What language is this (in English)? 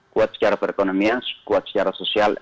Indonesian